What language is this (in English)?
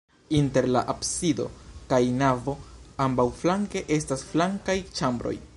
Esperanto